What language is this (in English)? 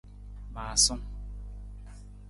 Nawdm